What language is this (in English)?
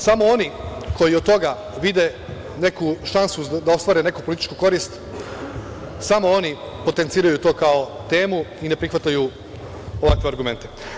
Serbian